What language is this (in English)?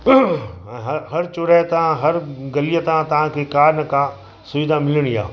Sindhi